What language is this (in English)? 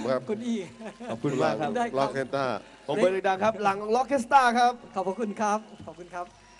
Thai